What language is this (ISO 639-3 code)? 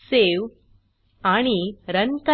mar